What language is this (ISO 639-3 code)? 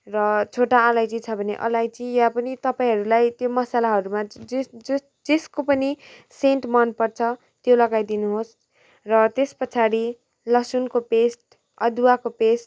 nep